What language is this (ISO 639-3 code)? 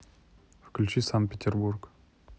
rus